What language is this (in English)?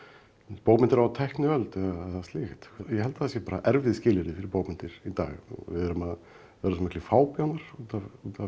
Icelandic